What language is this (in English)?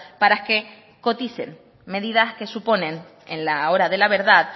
Spanish